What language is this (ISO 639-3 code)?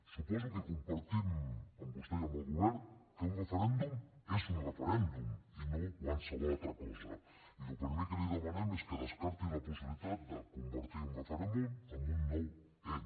cat